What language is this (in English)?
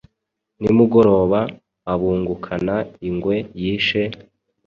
Kinyarwanda